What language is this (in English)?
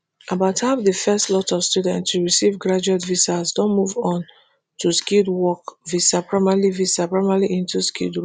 Nigerian Pidgin